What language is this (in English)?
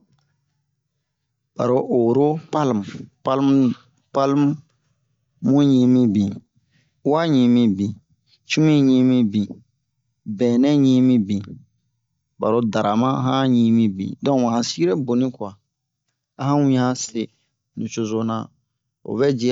Bomu